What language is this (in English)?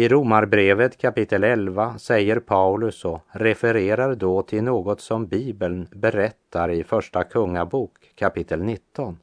Swedish